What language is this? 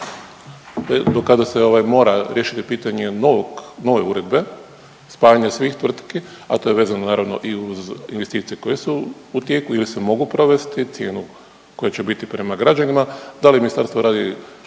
Croatian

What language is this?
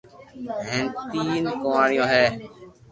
Loarki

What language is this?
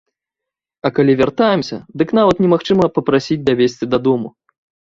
Belarusian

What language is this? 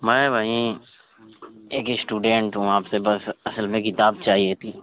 Urdu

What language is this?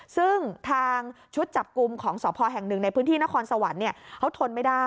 Thai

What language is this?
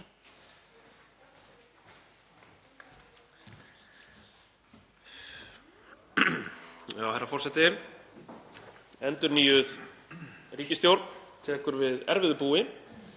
Icelandic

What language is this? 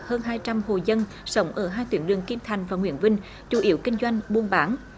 Vietnamese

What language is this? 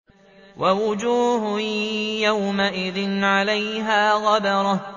Arabic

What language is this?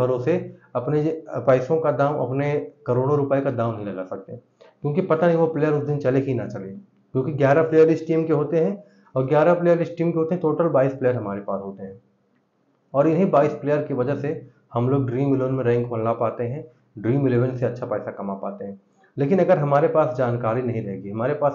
Hindi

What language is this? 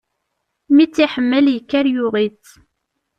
Kabyle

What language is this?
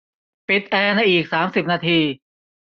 Thai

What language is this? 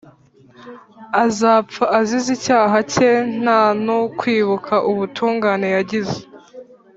Kinyarwanda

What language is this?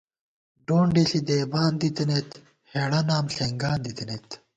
Gawar-Bati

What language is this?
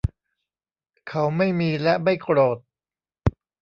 Thai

